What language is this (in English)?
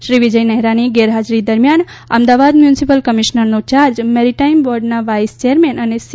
Gujarati